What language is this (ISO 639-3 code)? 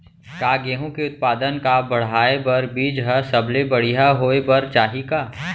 hne